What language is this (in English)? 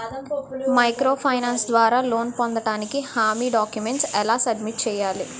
Telugu